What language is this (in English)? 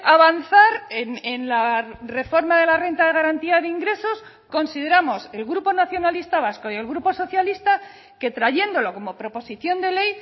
Spanish